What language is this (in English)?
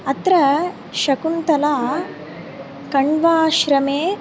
Sanskrit